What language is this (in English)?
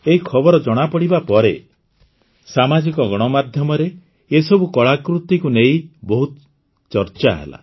Odia